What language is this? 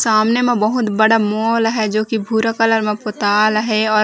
Chhattisgarhi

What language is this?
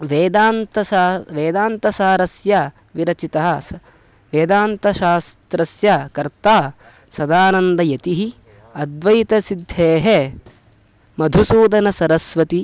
Sanskrit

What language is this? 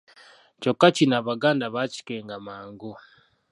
Ganda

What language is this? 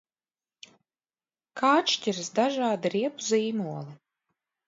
Latvian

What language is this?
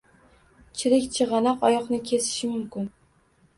Uzbek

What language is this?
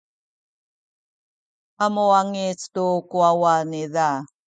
Sakizaya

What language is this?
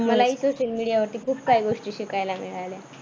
Marathi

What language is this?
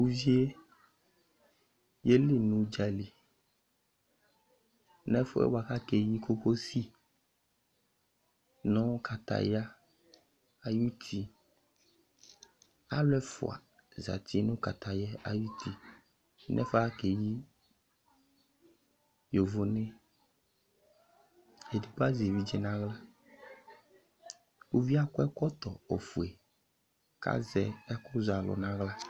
Ikposo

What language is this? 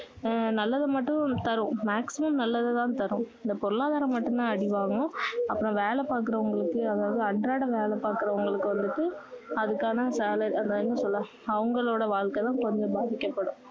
Tamil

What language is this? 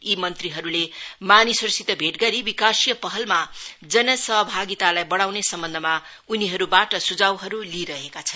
Nepali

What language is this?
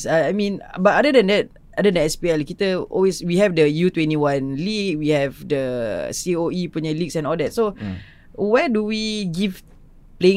Malay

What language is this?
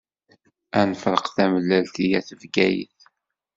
Kabyle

